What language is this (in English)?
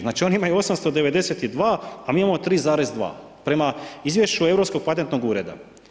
Croatian